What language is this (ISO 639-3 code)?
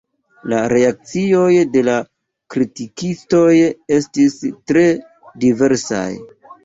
epo